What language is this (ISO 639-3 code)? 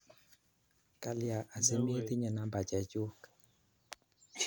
kln